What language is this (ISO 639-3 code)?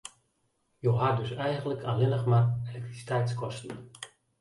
fry